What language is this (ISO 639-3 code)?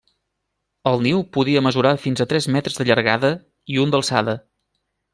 cat